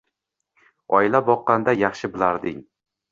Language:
Uzbek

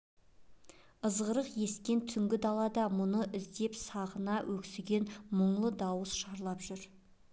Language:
Kazakh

